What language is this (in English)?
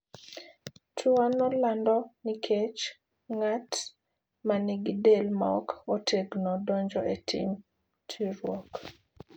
Luo (Kenya and Tanzania)